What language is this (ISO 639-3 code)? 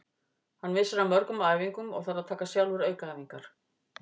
isl